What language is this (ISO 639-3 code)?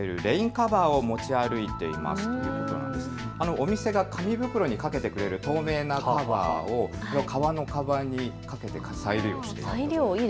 jpn